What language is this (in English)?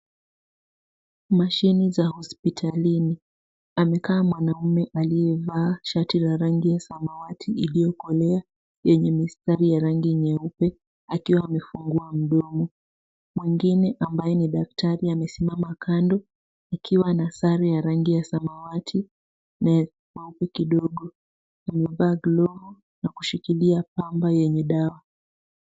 Swahili